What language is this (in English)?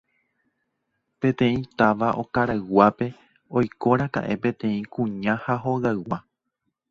Guarani